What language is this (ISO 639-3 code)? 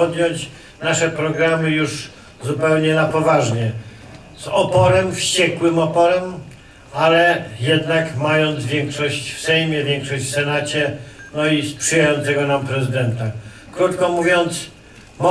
pol